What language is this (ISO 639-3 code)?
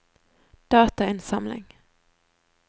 nor